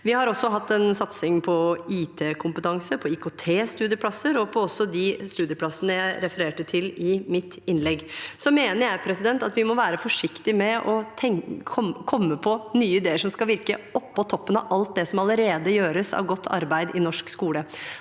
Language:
Norwegian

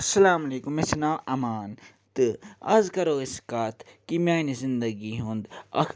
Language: Kashmiri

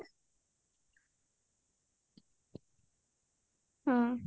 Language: Odia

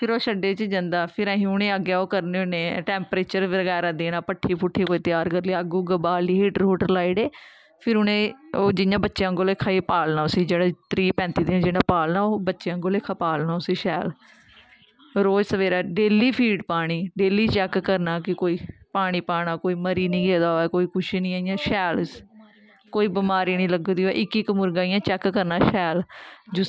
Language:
Dogri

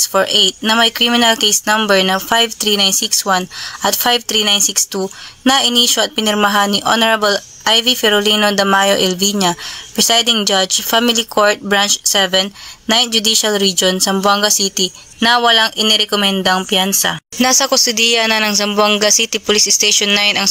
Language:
Filipino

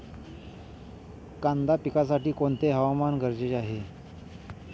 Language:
Marathi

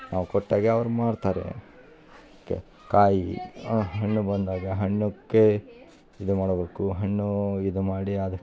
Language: Kannada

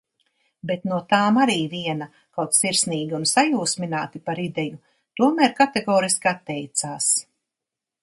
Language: Latvian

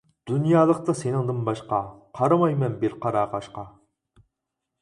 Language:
Uyghur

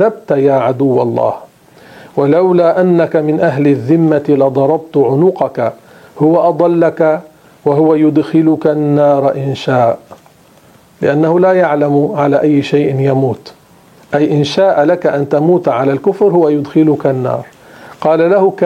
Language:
Arabic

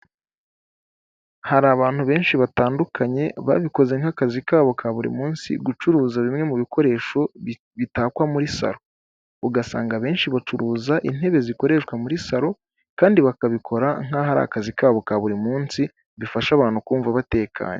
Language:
Kinyarwanda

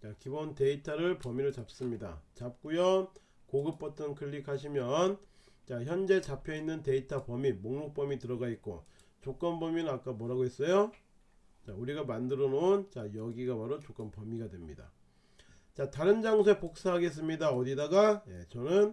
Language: Korean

